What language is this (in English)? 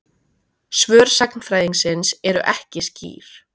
Icelandic